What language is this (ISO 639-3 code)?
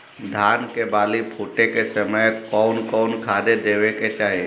bho